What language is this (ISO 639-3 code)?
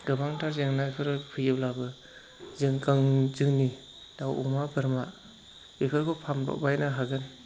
brx